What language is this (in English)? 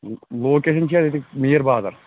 Kashmiri